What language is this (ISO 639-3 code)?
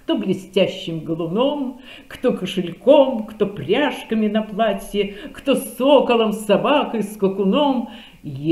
rus